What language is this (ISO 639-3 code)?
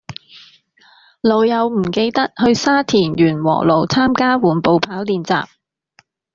yue